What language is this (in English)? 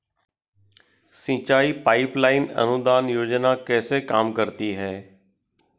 Hindi